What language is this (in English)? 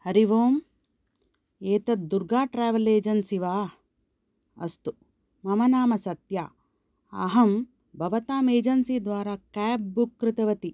Sanskrit